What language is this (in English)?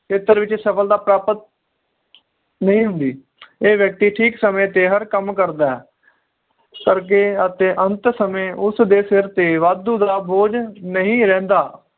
Punjabi